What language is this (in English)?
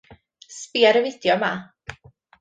Welsh